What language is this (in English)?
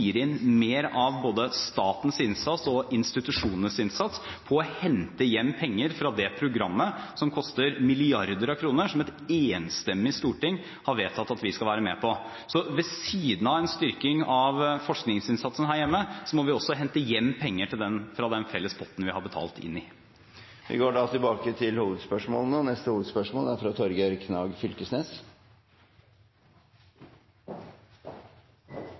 Norwegian